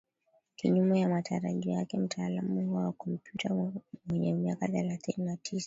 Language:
Swahili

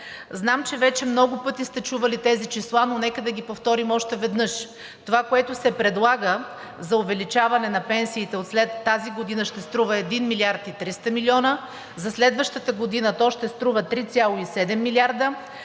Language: Bulgarian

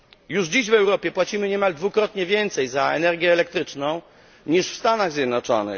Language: Polish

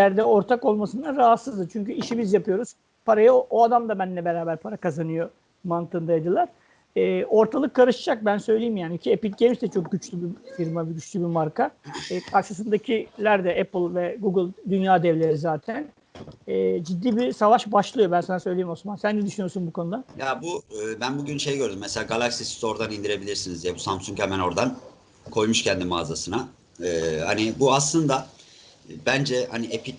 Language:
Turkish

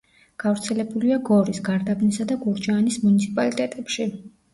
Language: Georgian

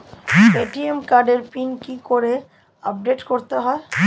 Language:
Bangla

